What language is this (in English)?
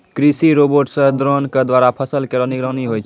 Maithili